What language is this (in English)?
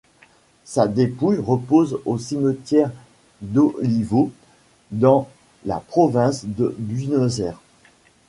French